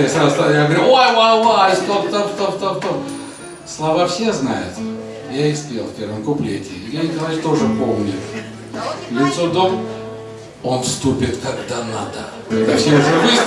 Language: Russian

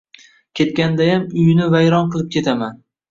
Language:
Uzbek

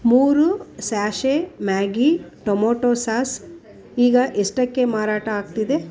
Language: Kannada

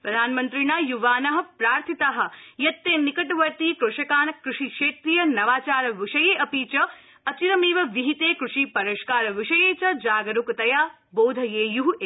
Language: Sanskrit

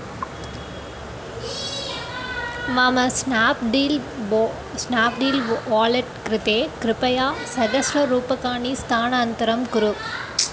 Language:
Sanskrit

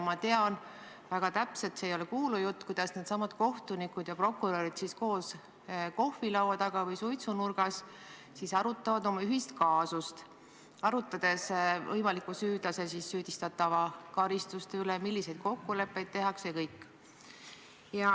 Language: Estonian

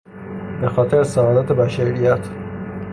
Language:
Persian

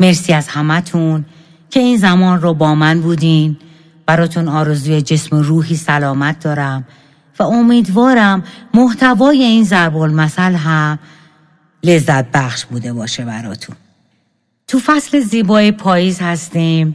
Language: Persian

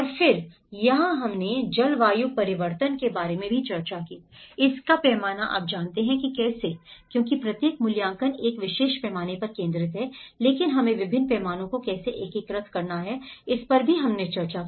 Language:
Hindi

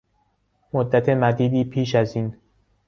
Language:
Persian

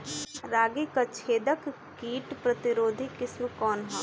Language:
Bhojpuri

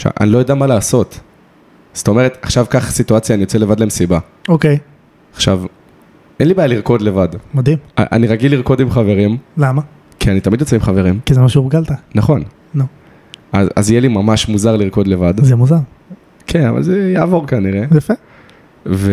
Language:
Hebrew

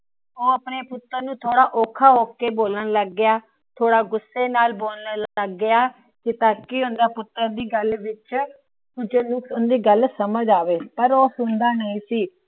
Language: Punjabi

